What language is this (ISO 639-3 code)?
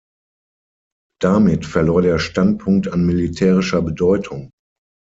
deu